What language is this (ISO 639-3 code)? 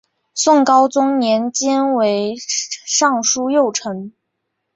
zho